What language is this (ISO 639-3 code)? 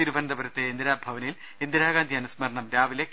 mal